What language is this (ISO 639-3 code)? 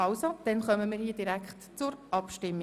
gsw